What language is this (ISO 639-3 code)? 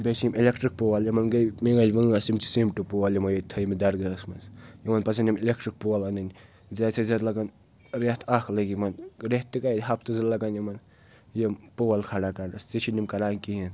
kas